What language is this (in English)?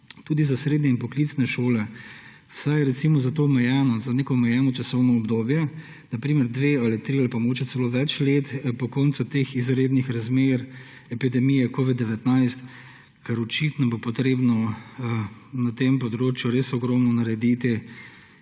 Slovenian